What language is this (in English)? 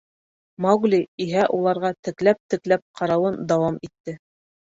Bashkir